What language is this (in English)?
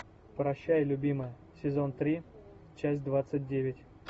Russian